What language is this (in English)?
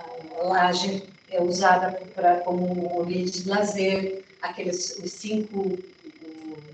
Portuguese